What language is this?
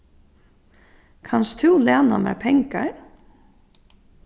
Faroese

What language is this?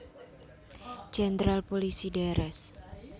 Javanese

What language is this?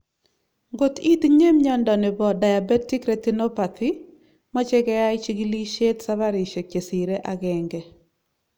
Kalenjin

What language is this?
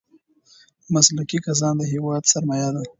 Pashto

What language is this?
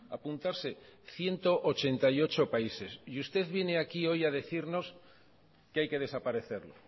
Spanish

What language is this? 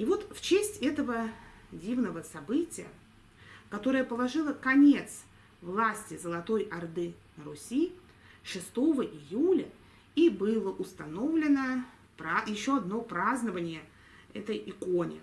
Russian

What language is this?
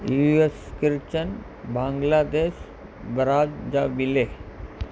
Sindhi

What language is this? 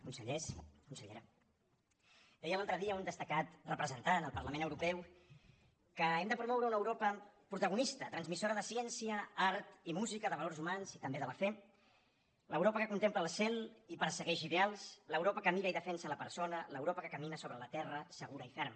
Catalan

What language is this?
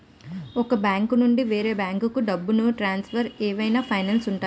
Telugu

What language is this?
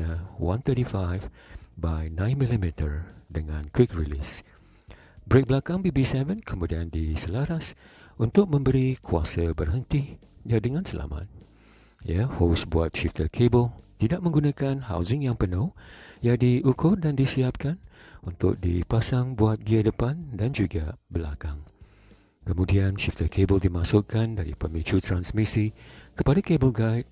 Malay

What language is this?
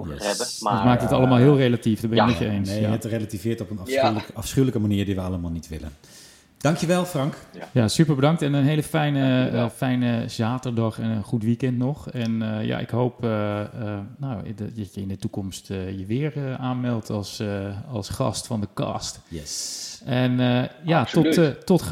Dutch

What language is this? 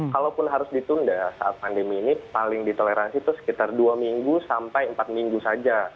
Indonesian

